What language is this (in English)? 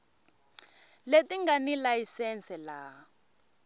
Tsonga